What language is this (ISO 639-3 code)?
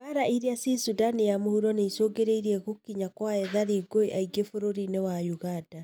kik